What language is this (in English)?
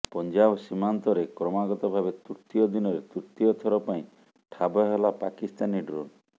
Odia